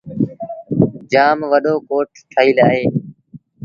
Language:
Sindhi Bhil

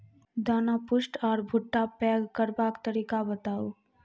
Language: Maithili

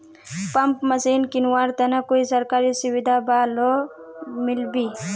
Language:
Magahi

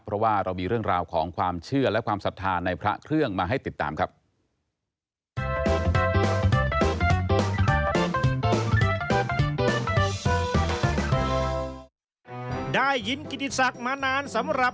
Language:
Thai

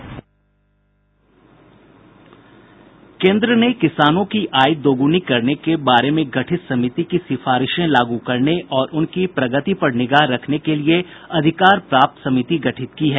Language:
Hindi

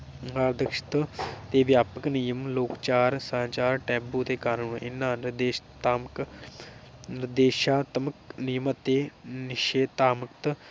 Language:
Punjabi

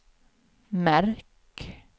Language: Swedish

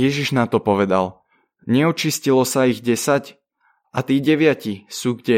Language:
Slovak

